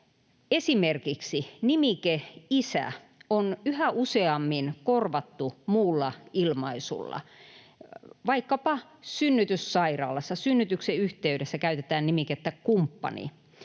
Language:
Finnish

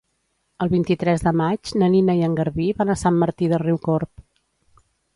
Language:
Catalan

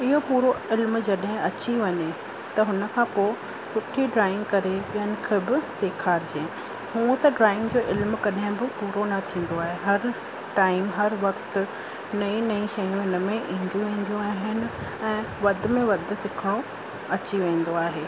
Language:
Sindhi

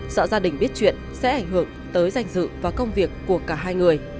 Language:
Vietnamese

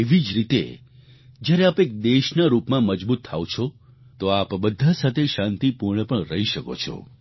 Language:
Gujarati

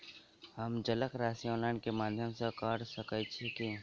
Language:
Maithili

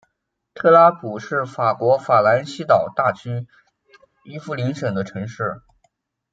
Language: Chinese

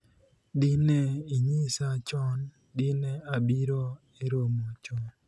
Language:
Luo (Kenya and Tanzania)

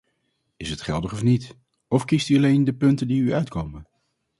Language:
Dutch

